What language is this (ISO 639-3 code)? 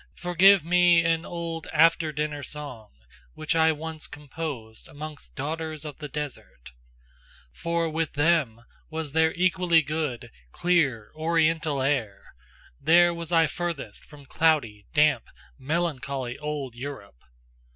eng